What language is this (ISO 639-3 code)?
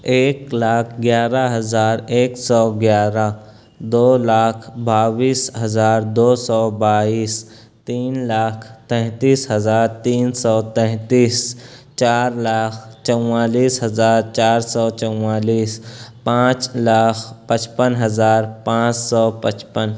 urd